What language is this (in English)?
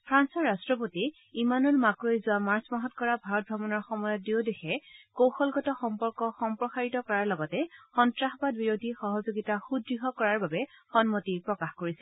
Assamese